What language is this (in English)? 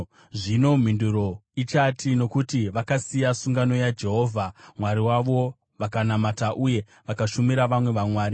Shona